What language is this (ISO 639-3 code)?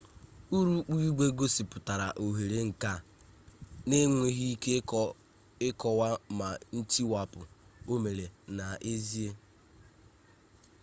ibo